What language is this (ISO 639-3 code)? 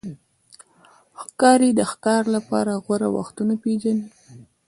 pus